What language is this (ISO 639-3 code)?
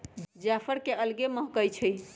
mag